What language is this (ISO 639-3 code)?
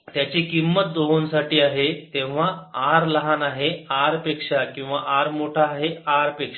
mar